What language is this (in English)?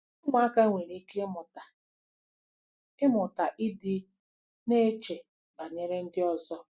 Igbo